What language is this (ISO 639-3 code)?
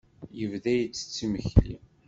kab